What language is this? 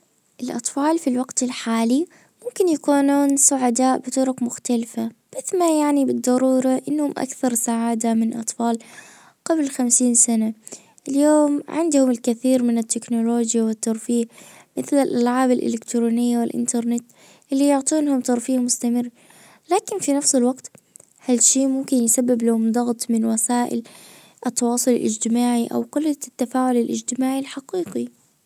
Najdi Arabic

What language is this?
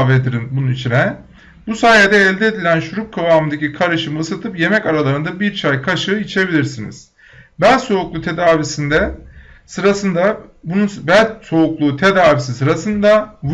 Turkish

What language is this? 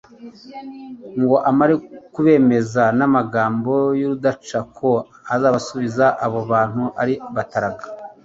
Kinyarwanda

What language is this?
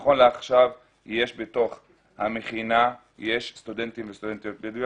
Hebrew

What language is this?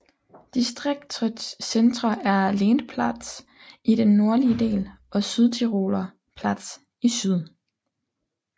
Danish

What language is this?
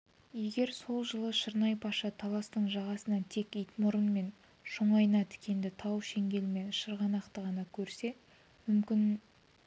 Kazakh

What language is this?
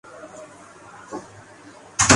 Urdu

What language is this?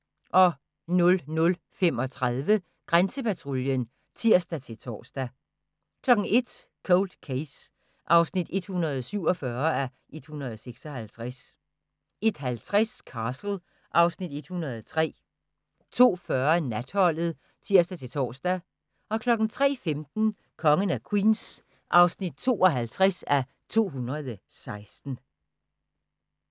Danish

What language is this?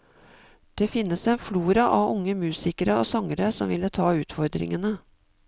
Norwegian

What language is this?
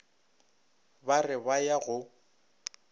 Northern Sotho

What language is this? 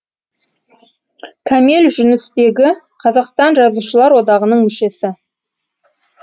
Kazakh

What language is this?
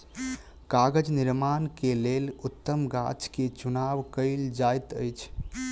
Maithili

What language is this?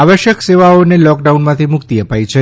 Gujarati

